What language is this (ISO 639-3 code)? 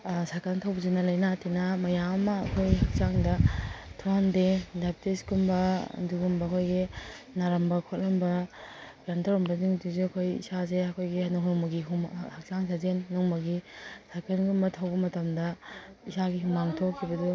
mni